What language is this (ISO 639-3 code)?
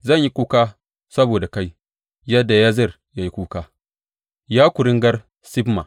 hau